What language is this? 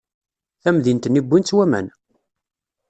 Kabyle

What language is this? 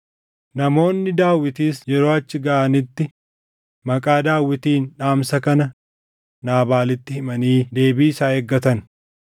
Oromo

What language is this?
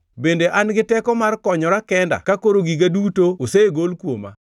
Luo (Kenya and Tanzania)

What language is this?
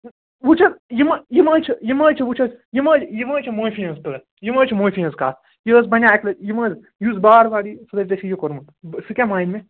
Kashmiri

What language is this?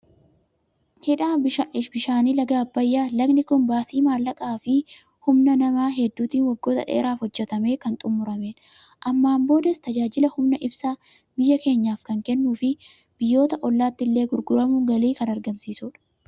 Oromo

